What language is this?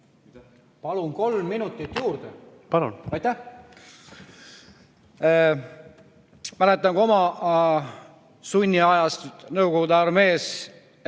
Estonian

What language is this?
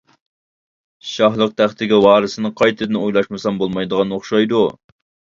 Uyghur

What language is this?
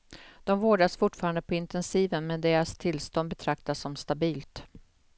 Swedish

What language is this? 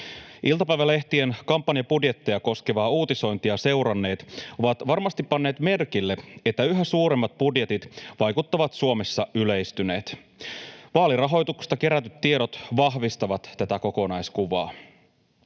Finnish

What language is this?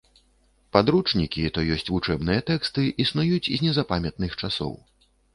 Belarusian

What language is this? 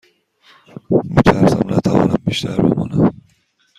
Persian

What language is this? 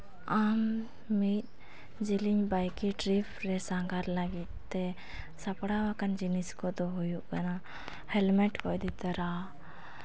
Santali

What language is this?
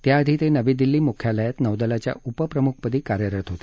Marathi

